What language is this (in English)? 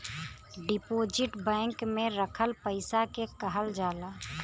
Bhojpuri